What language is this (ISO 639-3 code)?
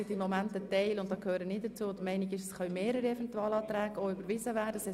gsw